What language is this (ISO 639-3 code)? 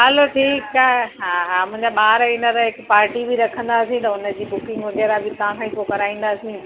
snd